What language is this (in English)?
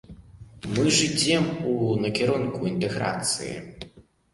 Belarusian